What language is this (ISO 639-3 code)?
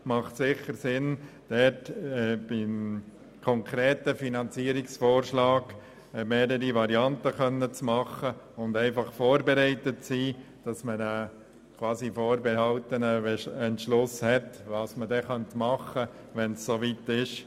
gsw